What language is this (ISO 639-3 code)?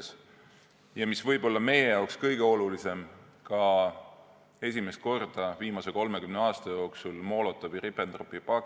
est